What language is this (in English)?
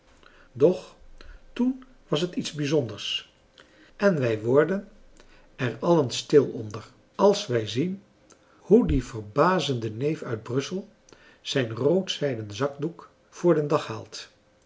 Dutch